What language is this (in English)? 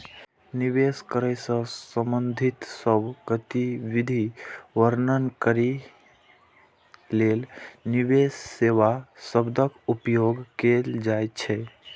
Maithili